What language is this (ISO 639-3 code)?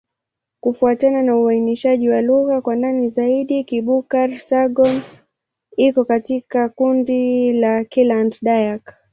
swa